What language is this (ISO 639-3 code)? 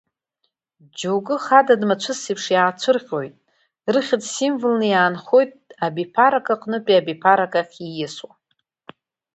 abk